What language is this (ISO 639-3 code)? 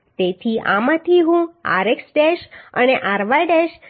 guj